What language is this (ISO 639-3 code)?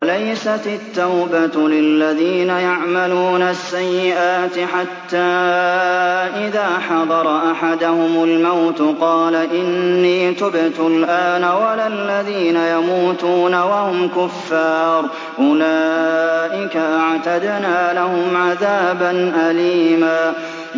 ara